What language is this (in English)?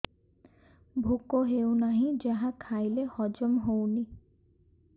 Odia